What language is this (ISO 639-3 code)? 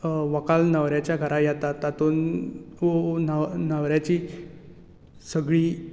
kok